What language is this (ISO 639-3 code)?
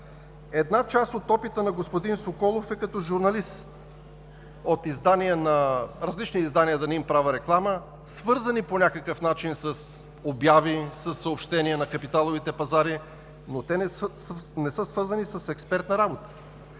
bul